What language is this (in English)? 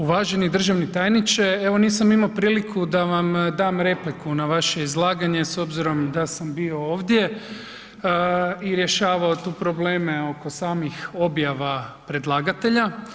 Croatian